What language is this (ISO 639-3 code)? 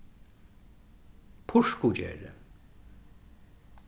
fao